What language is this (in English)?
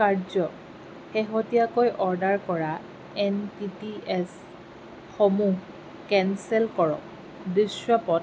Assamese